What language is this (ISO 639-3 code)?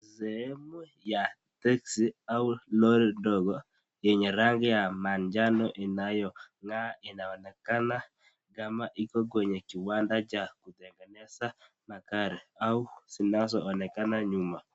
swa